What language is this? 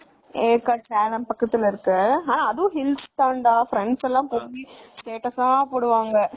Tamil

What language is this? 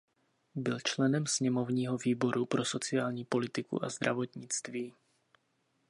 Czech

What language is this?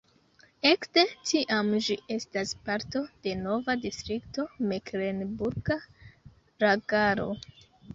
Esperanto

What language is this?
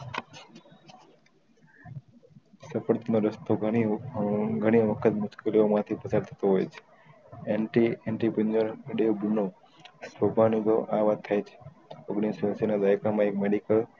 Gujarati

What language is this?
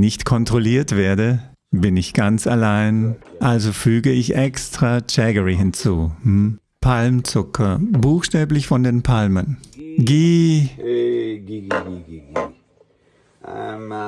German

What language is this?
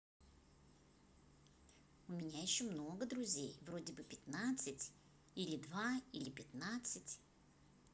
Russian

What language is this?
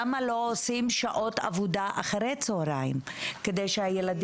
Hebrew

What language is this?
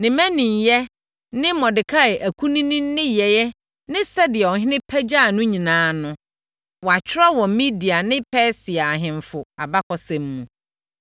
Akan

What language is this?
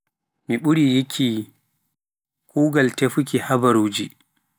Pular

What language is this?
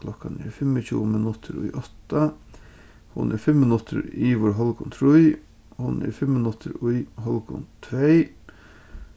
Faroese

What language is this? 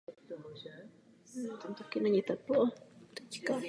Czech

